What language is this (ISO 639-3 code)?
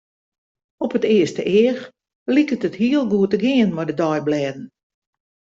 fry